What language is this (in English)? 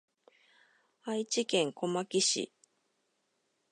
Japanese